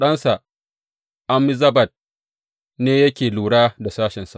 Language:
Hausa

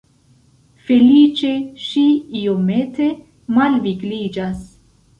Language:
Esperanto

